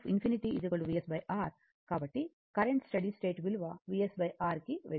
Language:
Telugu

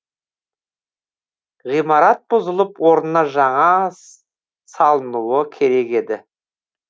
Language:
Kazakh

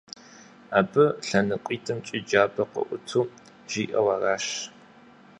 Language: Kabardian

